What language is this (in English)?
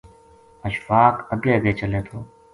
Gujari